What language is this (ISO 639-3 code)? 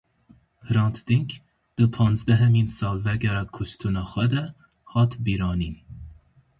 kur